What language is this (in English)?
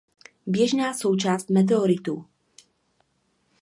Czech